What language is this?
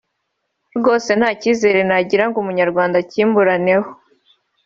Kinyarwanda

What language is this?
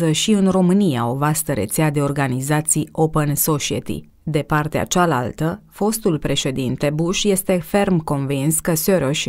Romanian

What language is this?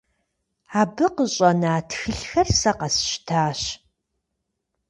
Kabardian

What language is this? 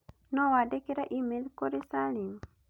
Kikuyu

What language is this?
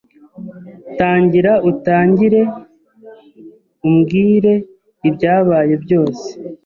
Kinyarwanda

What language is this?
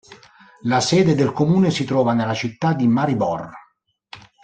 Italian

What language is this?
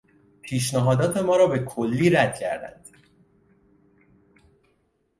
Persian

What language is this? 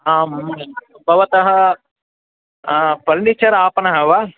Sanskrit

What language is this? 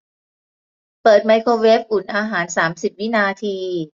Thai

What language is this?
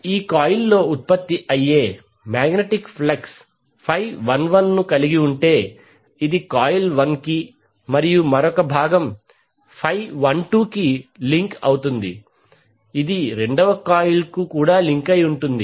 Telugu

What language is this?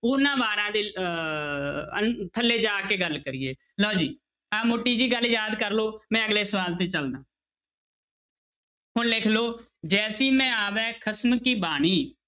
Punjabi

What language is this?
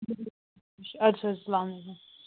Kashmiri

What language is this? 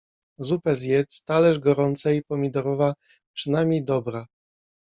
Polish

